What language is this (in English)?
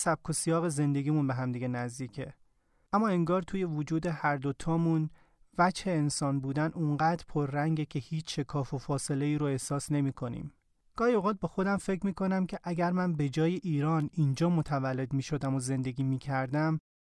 Persian